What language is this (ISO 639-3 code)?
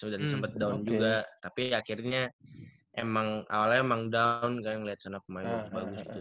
ind